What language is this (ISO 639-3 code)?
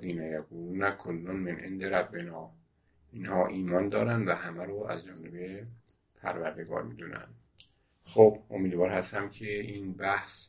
fas